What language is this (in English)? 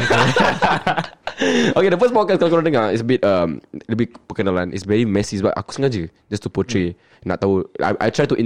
Malay